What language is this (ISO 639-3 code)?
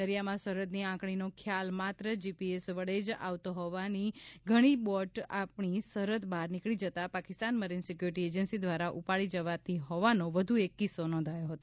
guj